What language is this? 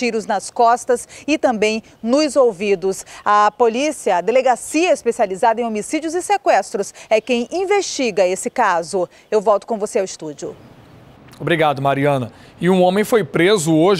Portuguese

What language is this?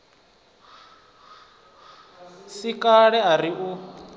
Venda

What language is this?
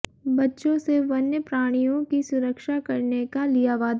Hindi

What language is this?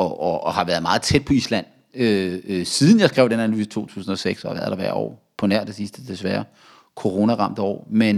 Danish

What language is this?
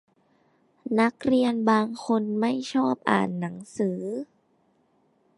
Thai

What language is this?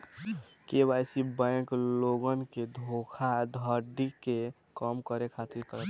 Bhojpuri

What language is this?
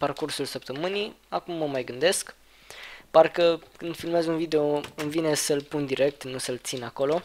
Romanian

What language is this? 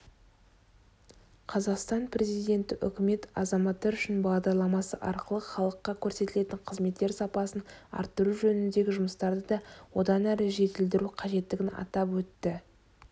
Kazakh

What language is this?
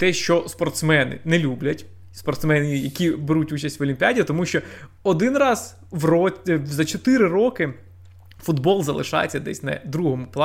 Ukrainian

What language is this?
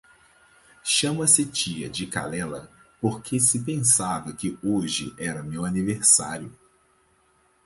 Portuguese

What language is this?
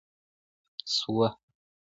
Pashto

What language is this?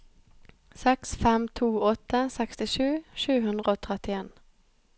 Norwegian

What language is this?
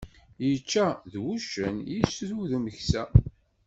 Kabyle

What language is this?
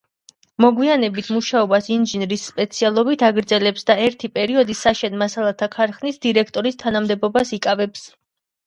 Georgian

